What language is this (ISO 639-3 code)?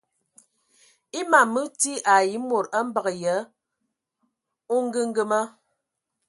ewo